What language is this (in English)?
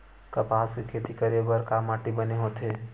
Chhattisgarhi